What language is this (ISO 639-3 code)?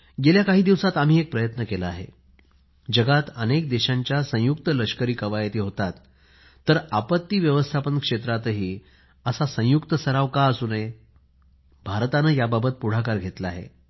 mar